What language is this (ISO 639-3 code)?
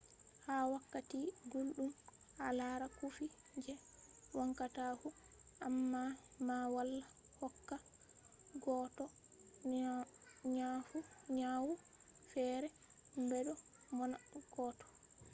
ful